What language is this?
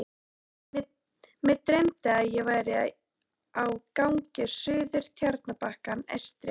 Icelandic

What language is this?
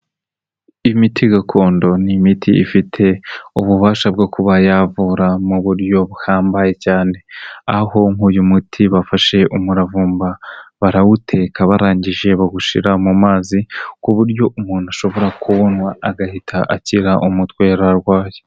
Kinyarwanda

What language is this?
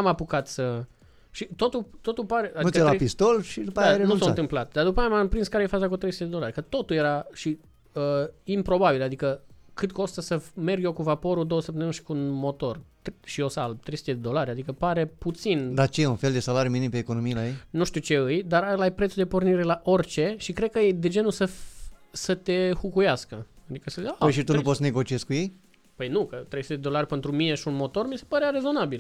Romanian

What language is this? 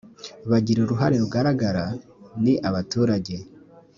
Kinyarwanda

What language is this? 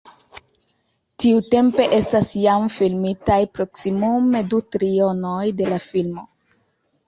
Esperanto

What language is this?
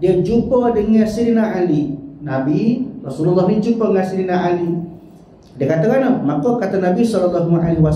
Malay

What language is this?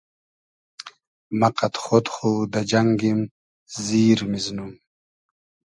Hazaragi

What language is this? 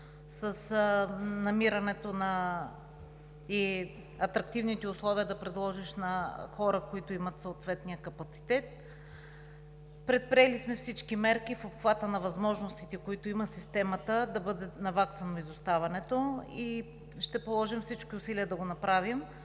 Bulgarian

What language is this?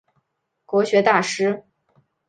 Chinese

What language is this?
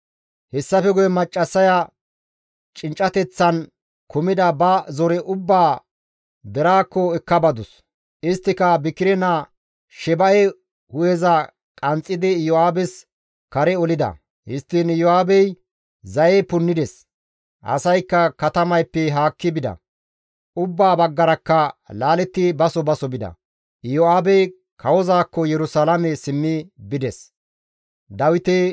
Gamo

